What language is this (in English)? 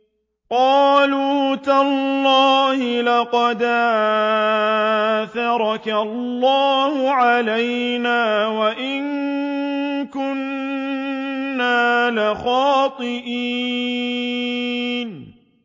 Arabic